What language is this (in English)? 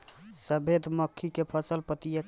Bhojpuri